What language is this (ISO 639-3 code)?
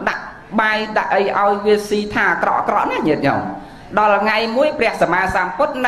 vie